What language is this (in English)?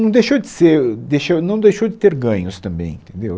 Portuguese